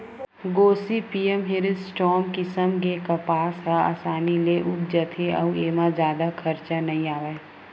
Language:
Chhattisgarhi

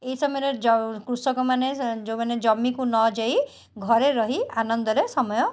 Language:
Odia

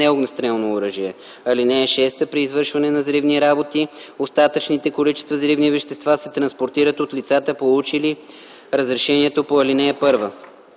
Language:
Bulgarian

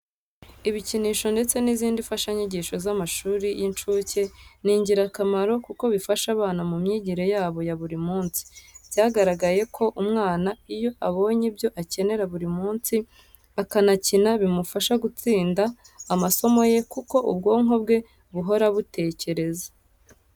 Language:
Kinyarwanda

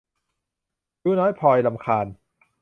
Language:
Thai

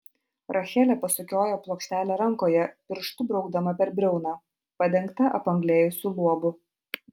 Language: Lithuanian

